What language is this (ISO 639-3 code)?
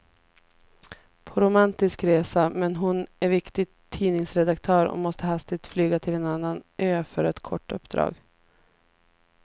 swe